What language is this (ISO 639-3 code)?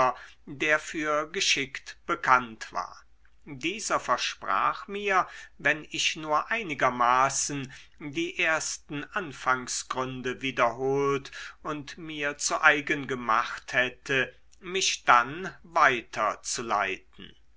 deu